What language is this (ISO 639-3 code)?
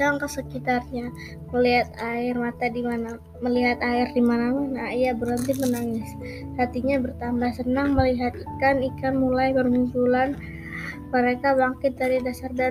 ind